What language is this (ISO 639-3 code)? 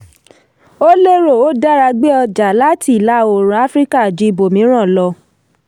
yor